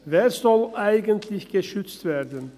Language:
Swiss German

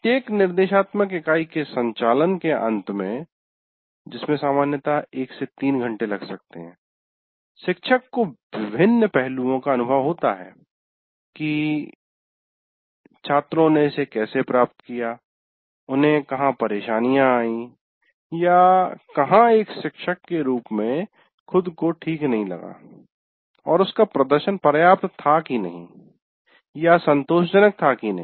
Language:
Hindi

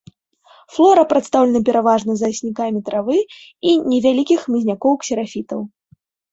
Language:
Belarusian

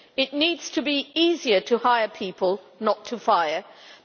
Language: English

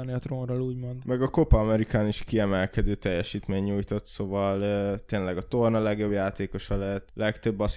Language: Hungarian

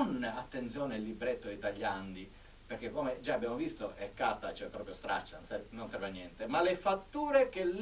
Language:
Italian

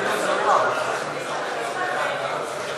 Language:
Hebrew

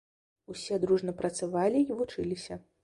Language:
Belarusian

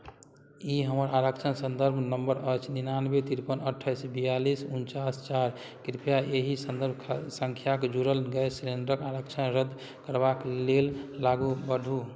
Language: Maithili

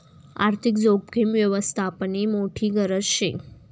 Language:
Marathi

